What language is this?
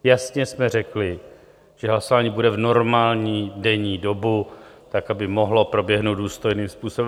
Czech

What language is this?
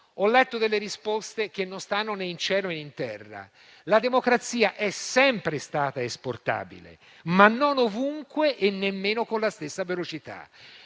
Italian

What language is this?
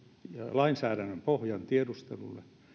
Finnish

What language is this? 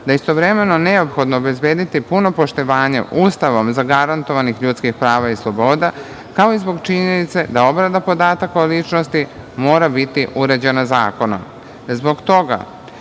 Serbian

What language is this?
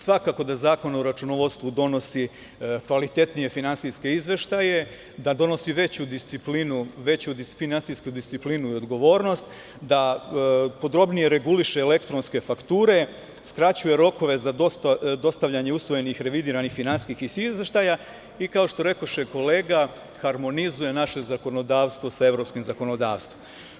Serbian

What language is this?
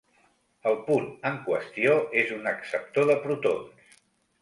Catalan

